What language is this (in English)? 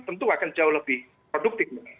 Indonesian